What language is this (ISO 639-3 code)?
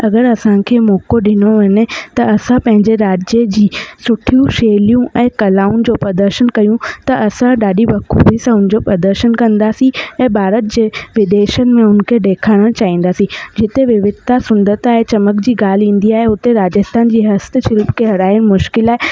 snd